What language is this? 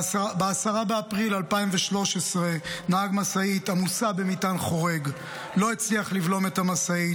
Hebrew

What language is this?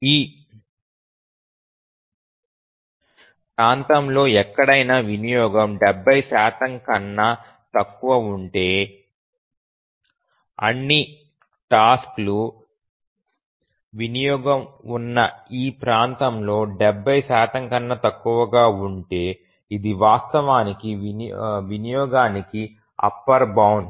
Telugu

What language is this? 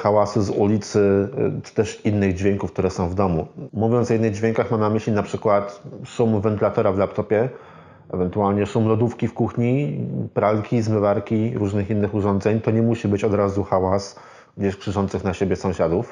Polish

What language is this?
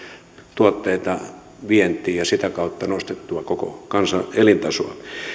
Finnish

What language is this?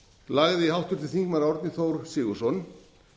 Icelandic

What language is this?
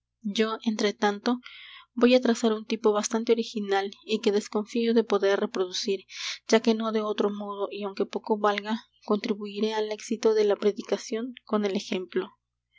Spanish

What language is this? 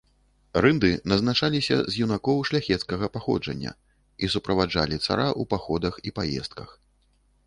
Belarusian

